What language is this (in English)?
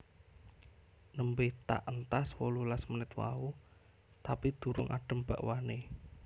Javanese